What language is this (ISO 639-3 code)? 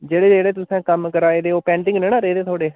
doi